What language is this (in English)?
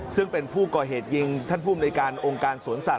Thai